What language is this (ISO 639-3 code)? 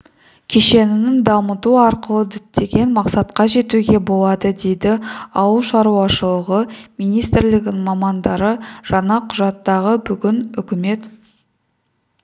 kaz